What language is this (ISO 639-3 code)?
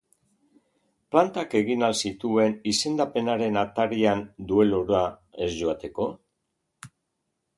eus